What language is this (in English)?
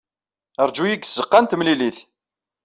Kabyle